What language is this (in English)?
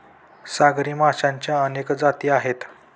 Marathi